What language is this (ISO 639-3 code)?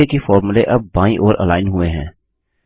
hin